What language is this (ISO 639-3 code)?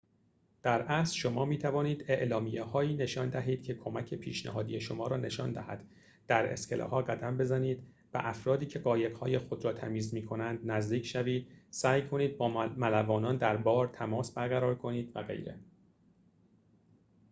fas